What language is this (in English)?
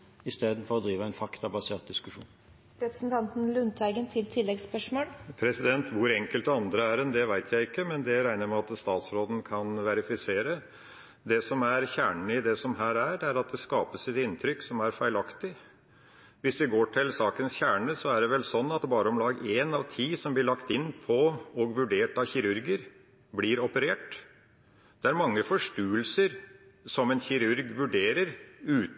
Norwegian Bokmål